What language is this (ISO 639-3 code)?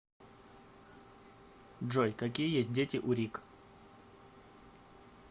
rus